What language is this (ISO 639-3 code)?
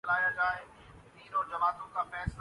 urd